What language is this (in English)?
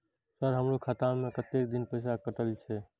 Maithili